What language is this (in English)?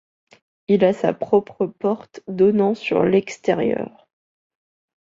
French